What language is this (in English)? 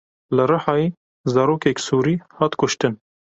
Kurdish